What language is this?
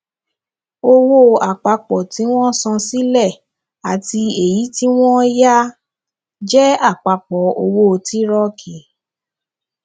Yoruba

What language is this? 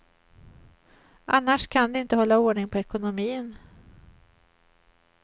Swedish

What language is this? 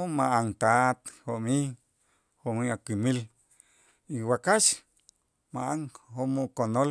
Itzá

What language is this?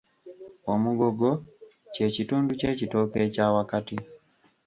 Ganda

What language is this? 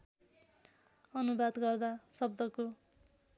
Nepali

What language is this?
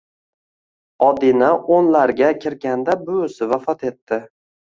Uzbek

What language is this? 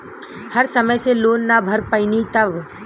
Bhojpuri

